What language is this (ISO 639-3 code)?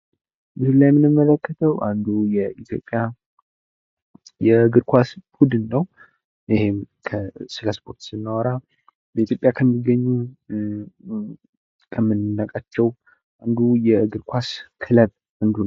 amh